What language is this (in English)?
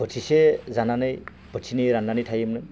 Bodo